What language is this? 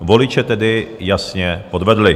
Czech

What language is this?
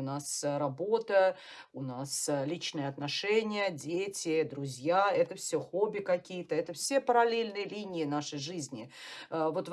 Russian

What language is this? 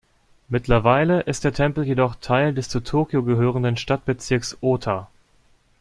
German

